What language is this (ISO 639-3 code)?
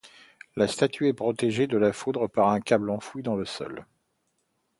fra